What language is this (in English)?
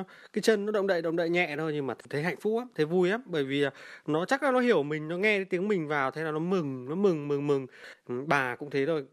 Vietnamese